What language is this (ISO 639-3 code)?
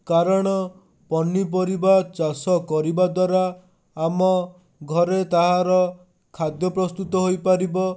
ori